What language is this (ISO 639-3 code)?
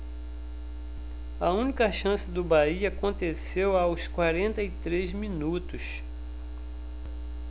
por